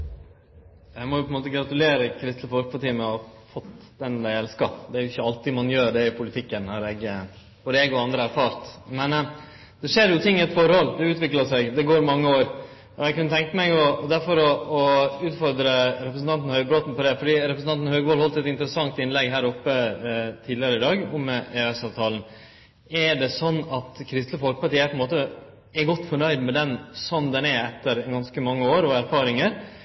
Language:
Norwegian Nynorsk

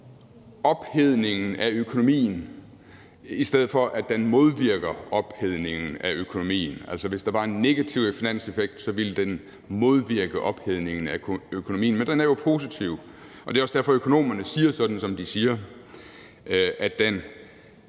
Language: Danish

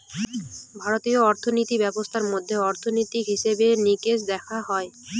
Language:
Bangla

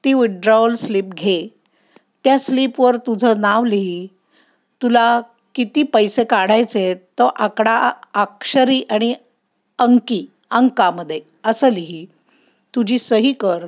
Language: Marathi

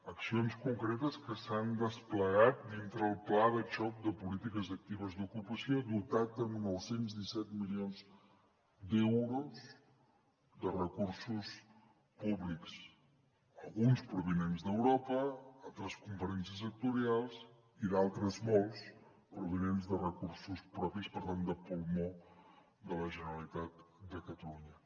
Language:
Catalan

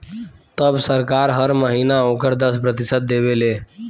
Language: Bhojpuri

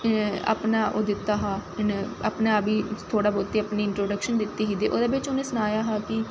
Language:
Dogri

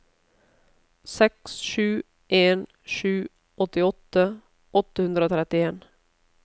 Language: Norwegian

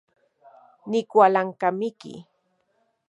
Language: Central Puebla Nahuatl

